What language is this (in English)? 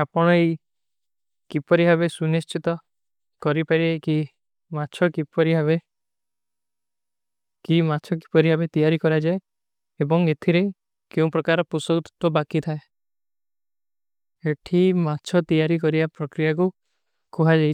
Kui (India)